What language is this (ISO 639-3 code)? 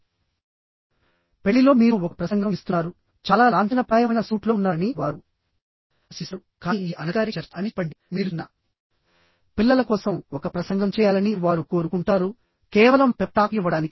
tel